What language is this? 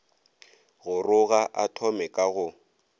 Northern Sotho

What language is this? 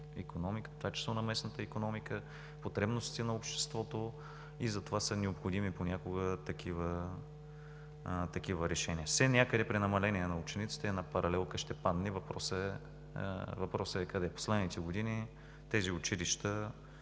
Bulgarian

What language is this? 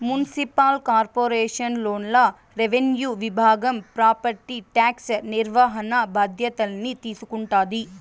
Telugu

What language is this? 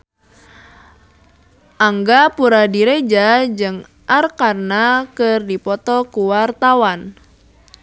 Sundanese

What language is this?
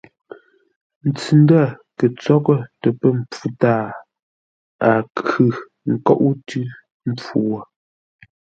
Ngombale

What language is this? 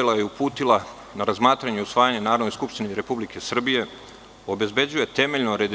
Serbian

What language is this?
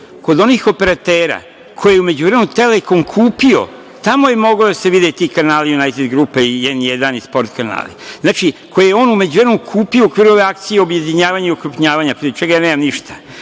Serbian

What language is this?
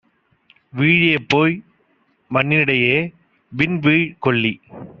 Tamil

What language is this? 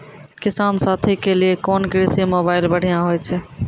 Maithili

